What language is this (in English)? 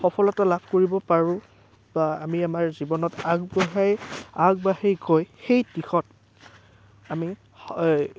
Assamese